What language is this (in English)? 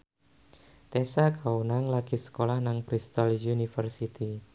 Javanese